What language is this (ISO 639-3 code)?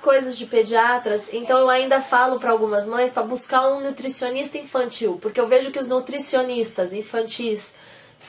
por